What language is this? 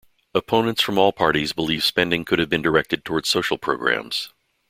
English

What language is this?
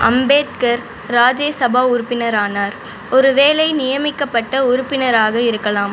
Tamil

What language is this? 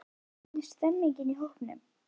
Icelandic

